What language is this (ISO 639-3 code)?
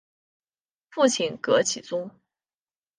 zho